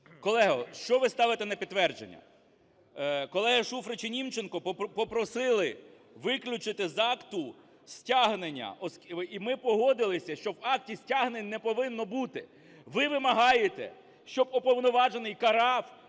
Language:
Ukrainian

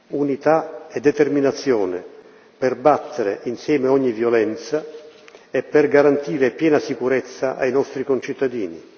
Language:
Italian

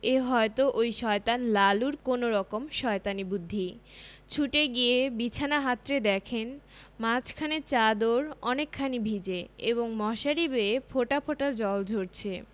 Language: Bangla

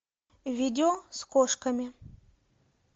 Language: Russian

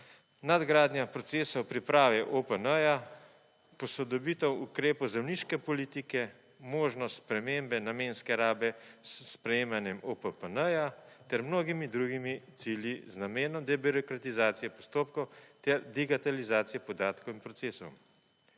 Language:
Slovenian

